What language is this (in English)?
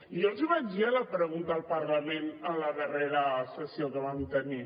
Catalan